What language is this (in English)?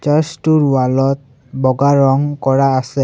Assamese